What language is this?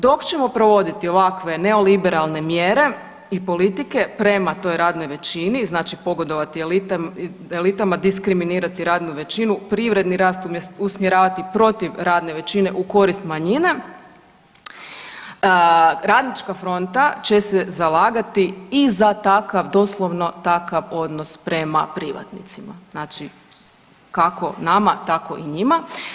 Croatian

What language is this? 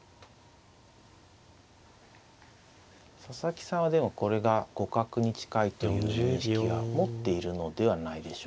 Japanese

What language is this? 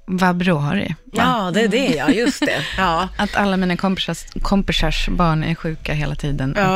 Swedish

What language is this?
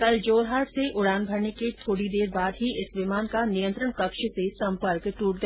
Hindi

